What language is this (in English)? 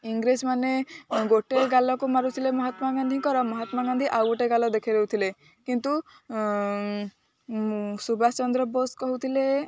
Odia